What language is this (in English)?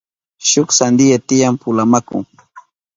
Southern Pastaza Quechua